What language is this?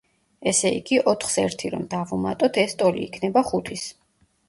Georgian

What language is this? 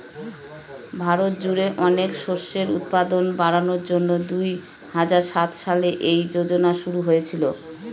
Bangla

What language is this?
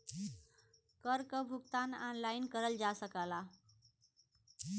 Bhojpuri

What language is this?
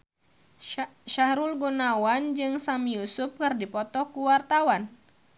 Sundanese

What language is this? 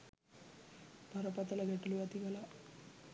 Sinhala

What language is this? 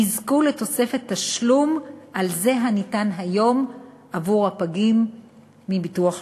Hebrew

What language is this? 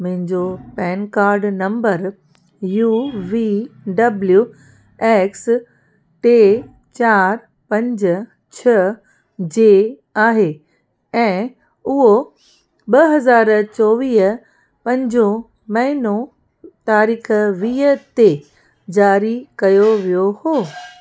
Sindhi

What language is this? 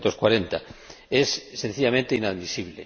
Spanish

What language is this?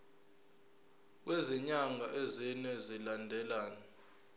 Zulu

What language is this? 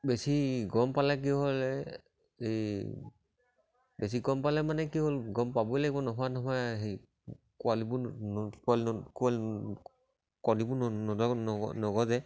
Assamese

